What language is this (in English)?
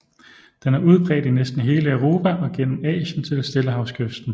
Danish